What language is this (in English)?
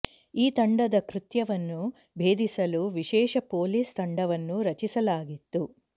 Kannada